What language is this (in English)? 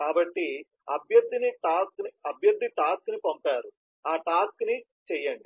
Telugu